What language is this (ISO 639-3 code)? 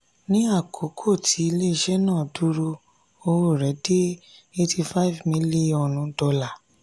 yor